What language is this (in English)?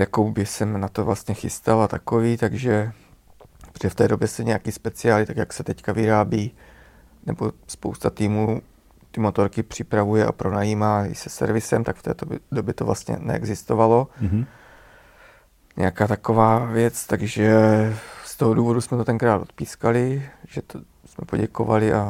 Czech